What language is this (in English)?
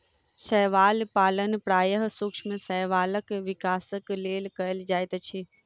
Maithili